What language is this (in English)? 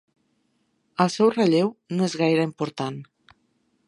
Catalan